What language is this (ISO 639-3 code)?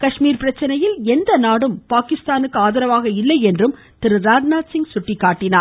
tam